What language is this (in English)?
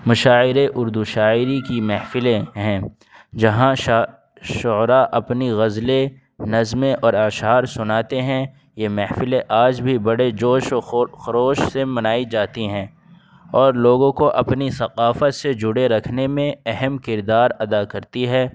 Urdu